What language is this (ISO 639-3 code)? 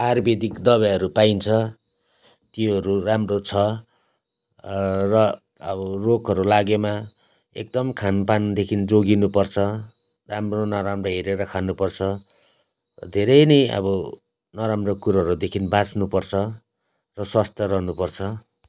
nep